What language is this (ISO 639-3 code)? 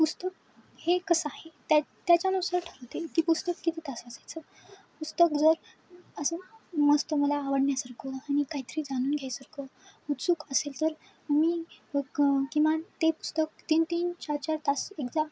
mar